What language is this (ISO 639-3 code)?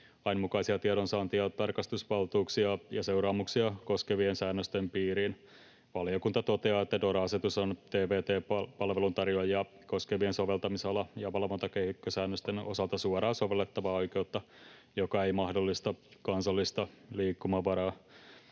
fin